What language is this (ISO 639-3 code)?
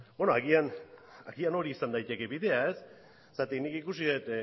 eus